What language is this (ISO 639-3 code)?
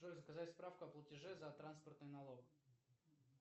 rus